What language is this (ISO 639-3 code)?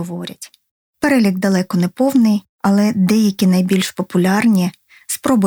ukr